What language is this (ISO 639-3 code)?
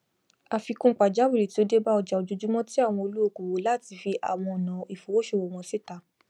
yor